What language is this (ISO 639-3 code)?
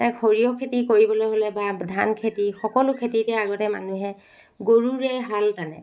asm